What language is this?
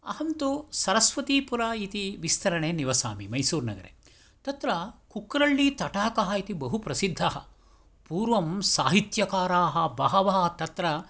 Sanskrit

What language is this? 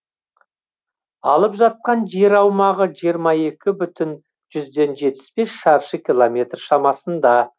Kazakh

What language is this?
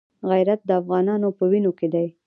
Pashto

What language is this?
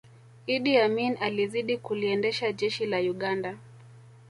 Swahili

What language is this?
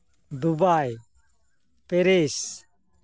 Santali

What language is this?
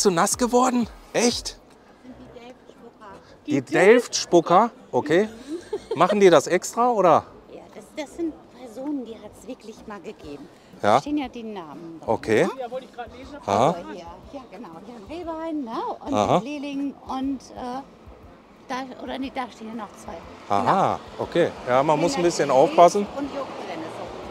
German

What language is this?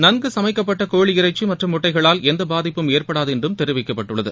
Tamil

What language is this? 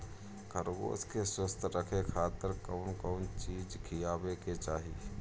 Bhojpuri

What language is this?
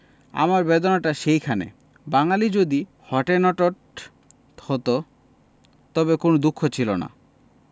Bangla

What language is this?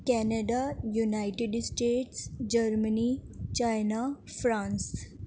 Urdu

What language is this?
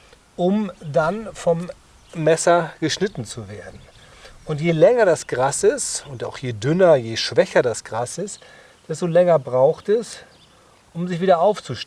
German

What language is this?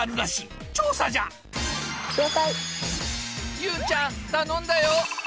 Japanese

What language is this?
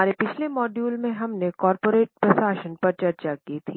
Hindi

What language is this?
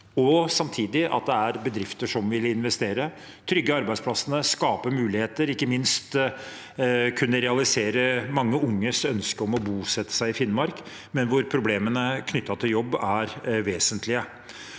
Norwegian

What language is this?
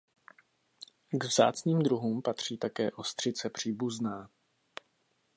Czech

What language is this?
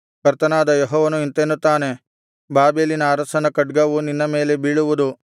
Kannada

